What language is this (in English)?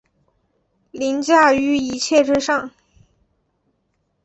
Chinese